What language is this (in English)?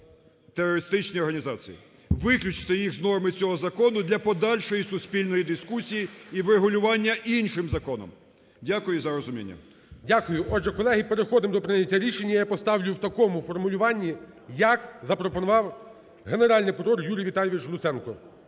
Ukrainian